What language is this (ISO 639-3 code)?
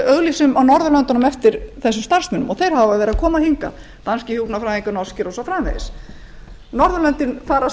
isl